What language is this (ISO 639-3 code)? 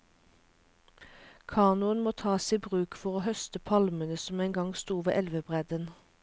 nor